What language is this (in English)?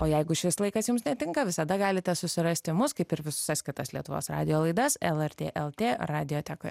Lithuanian